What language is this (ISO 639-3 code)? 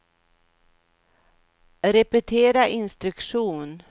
swe